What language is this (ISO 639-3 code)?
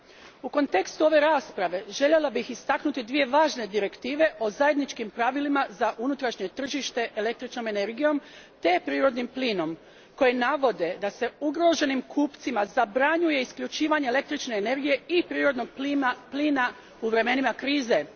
hrv